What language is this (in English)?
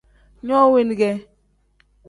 Tem